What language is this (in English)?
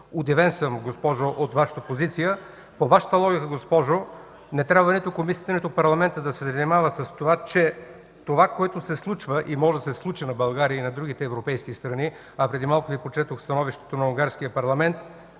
Bulgarian